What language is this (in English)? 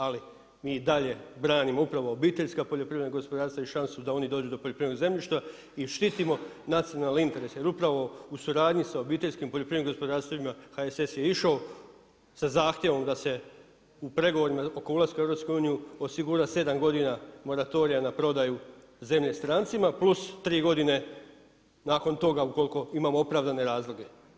Croatian